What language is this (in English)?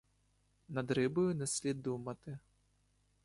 Ukrainian